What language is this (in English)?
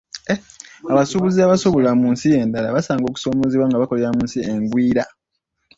Ganda